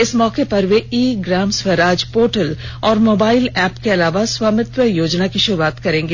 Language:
Hindi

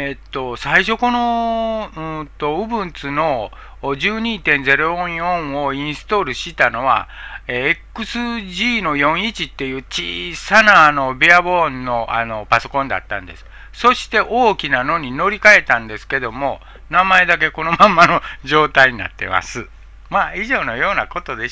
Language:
Japanese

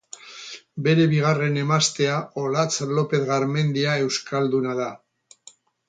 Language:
Basque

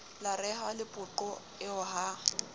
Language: Southern Sotho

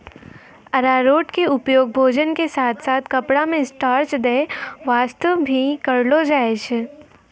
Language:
Maithili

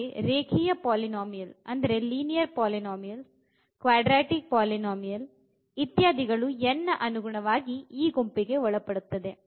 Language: Kannada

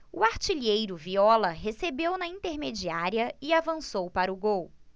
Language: Portuguese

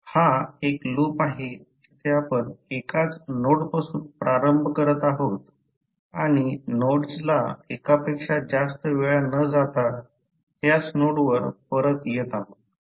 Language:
Marathi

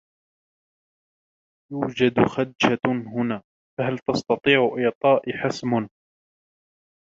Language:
Arabic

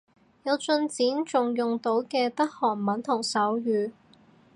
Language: Cantonese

